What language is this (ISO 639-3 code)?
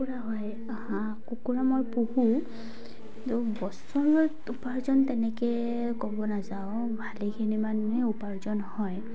asm